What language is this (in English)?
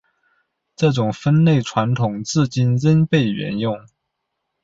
Chinese